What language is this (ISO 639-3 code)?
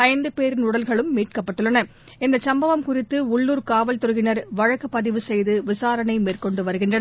tam